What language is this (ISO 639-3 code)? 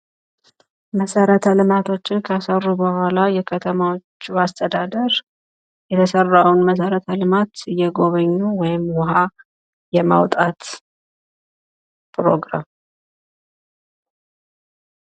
amh